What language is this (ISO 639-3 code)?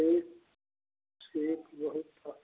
mai